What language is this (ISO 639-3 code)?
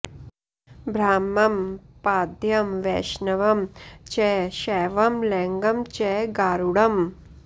san